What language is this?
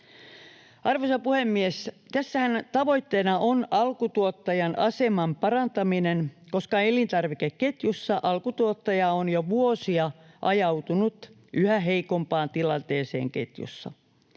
Finnish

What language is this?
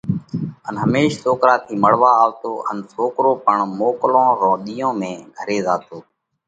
Parkari Koli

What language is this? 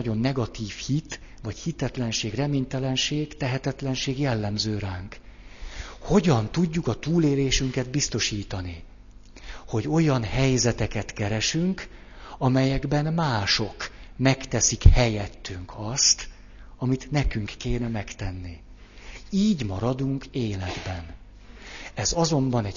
Hungarian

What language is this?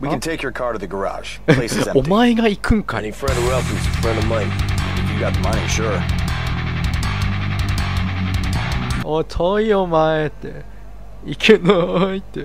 Japanese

